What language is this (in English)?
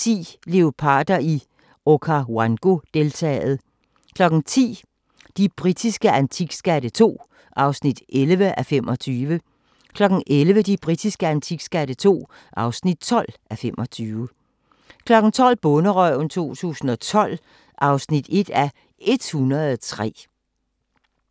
Danish